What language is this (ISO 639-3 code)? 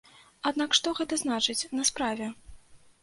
bel